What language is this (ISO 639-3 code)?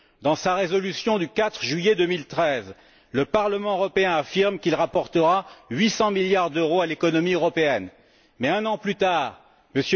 fra